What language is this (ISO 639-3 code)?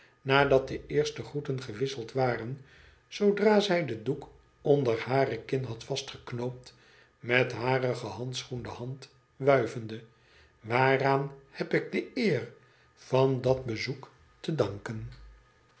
nld